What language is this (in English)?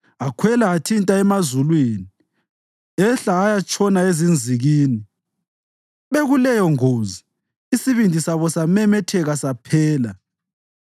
North Ndebele